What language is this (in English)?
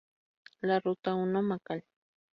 Spanish